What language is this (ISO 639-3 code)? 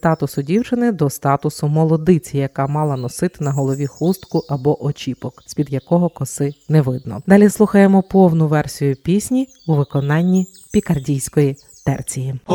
ukr